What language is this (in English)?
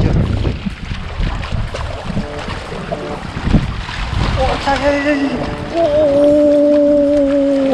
Japanese